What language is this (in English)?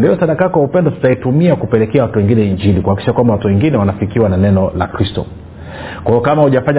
Swahili